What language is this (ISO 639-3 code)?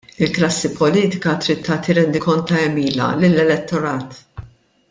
mlt